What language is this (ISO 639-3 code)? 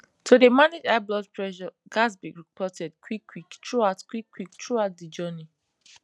pcm